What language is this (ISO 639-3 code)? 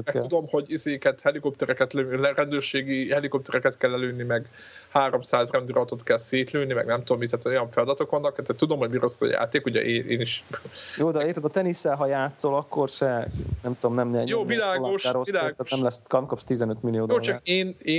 hun